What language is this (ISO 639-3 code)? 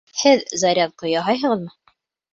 bak